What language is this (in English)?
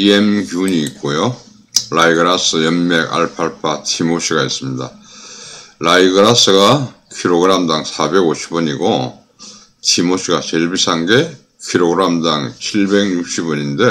Korean